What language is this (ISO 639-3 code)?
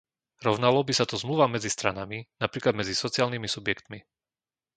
slk